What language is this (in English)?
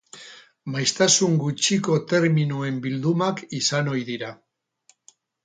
Basque